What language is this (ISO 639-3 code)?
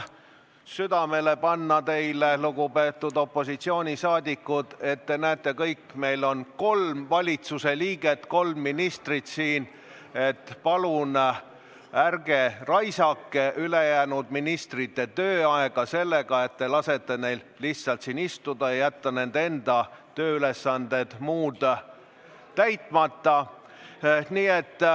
est